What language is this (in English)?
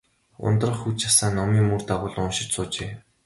Mongolian